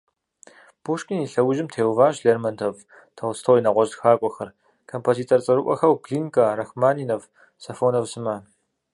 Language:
Kabardian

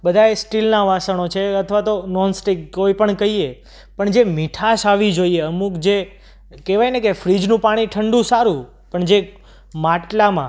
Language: Gujarati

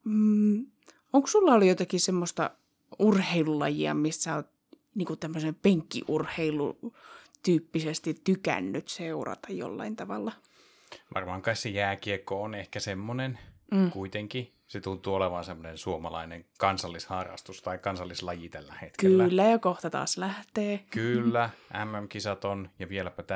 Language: Finnish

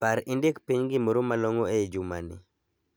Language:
Luo (Kenya and Tanzania)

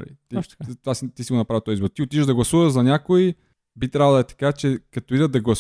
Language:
Bulgarian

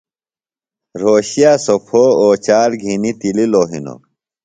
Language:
Phalura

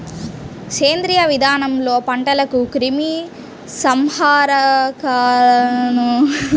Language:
Telugu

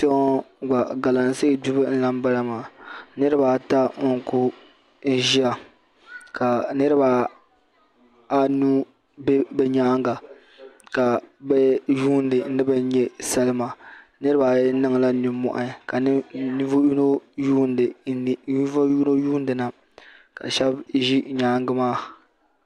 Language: Dagbani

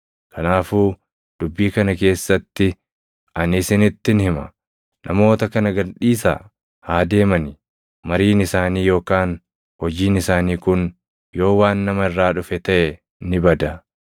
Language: Oromo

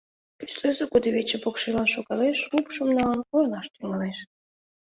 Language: Mari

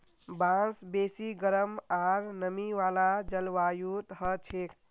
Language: Magahi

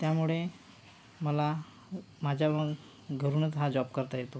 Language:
Marathi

